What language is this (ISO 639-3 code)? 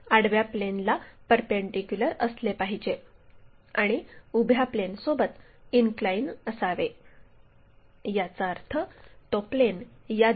mar